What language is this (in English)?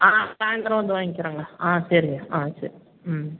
Tamil